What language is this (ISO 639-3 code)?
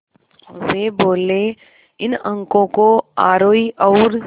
hin